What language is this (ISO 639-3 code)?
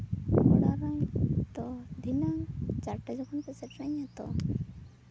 sat